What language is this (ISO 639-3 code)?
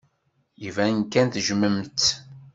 kab